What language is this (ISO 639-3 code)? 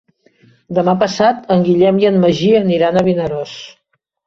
cat